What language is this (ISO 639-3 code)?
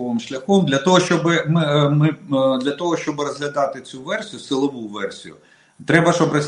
rus